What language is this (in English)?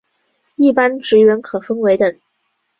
Chinese